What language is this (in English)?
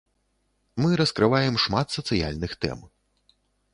Belarusian